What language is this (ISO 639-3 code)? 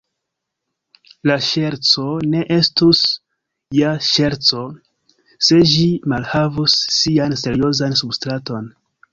epo